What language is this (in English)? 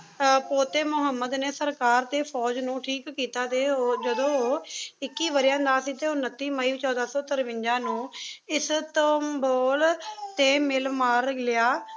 Punjabi